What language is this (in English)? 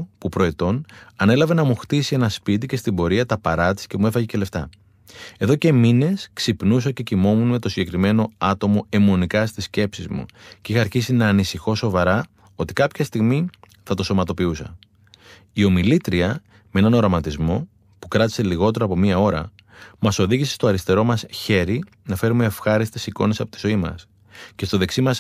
Greek